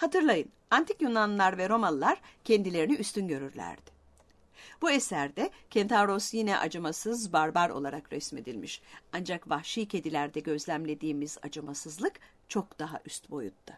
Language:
Turkish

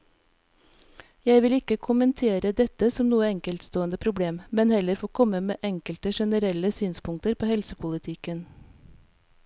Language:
Norwegian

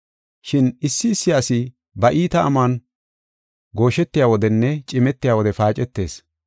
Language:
Gofa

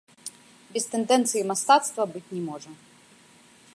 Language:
Belarusian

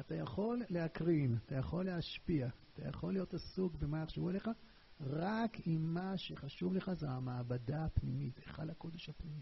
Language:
Hebrew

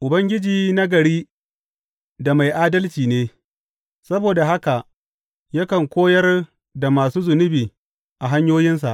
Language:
Hausa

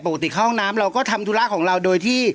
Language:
Thai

